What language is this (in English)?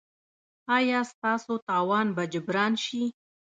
Pashto